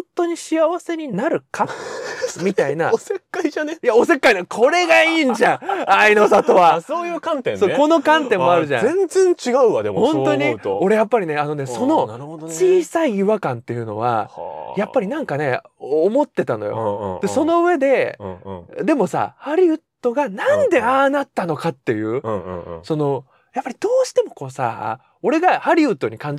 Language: Japanese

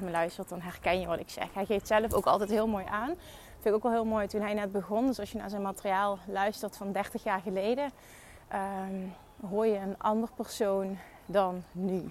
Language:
Dutch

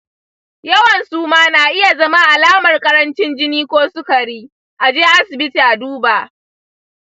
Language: Hausa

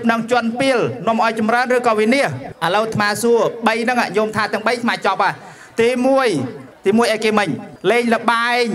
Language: Thai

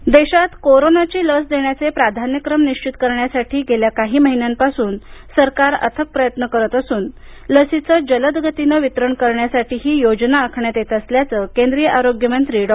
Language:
Marathi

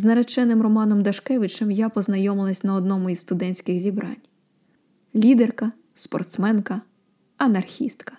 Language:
Ukrainian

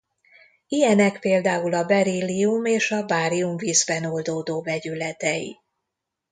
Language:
Hungarian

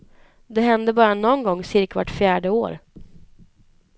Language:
Swedish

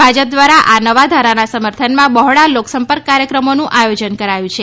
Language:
Gujarati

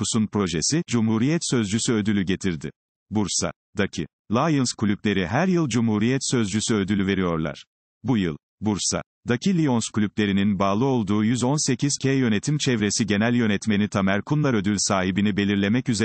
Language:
Turkish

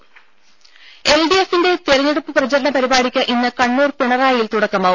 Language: Malayalam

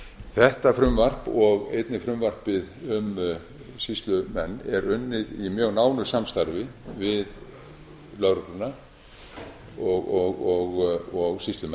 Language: Icelandic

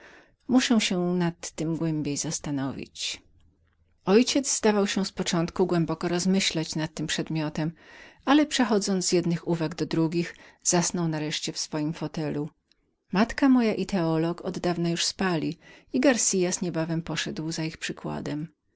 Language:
Polish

